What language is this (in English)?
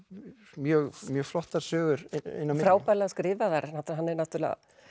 Icelandic